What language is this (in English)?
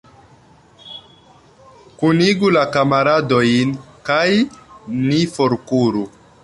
Esperanto